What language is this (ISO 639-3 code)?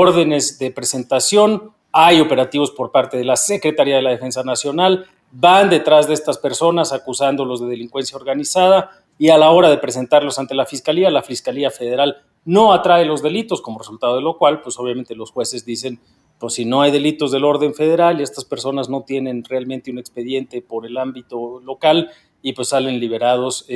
spa